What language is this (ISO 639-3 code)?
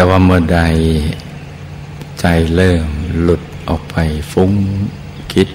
tha